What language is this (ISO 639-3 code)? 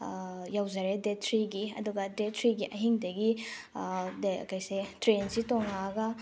mni